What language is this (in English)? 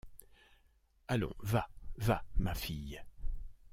French